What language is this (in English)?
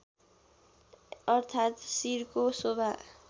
Nepali